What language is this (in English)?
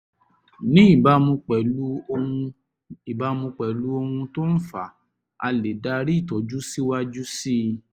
Yoruba